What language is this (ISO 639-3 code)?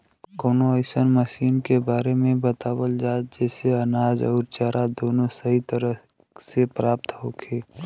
bho